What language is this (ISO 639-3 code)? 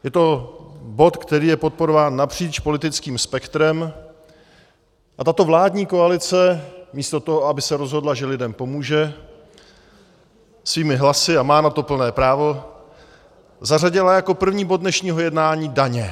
ces